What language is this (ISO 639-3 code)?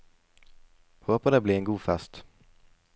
nor